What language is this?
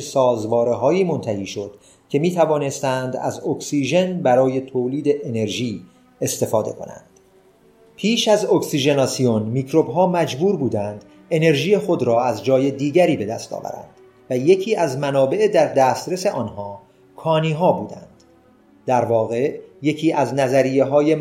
Persian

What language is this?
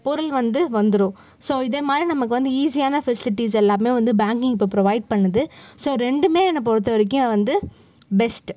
Tamil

